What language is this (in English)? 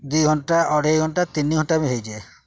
Odia